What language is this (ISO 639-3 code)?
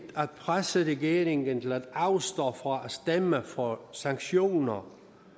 dan